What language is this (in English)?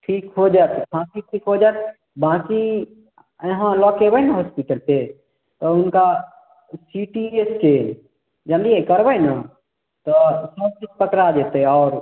Maithili